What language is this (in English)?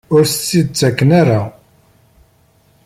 Kabyle